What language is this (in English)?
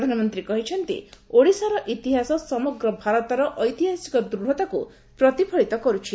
Odia